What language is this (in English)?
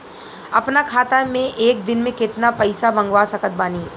Bhojpuri